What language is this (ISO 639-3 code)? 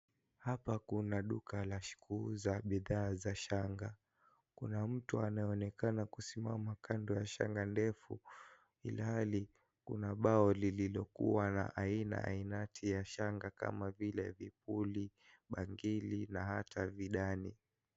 swa